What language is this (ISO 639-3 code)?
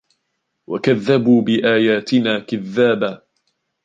ara